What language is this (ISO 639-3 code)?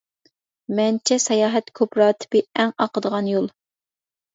uig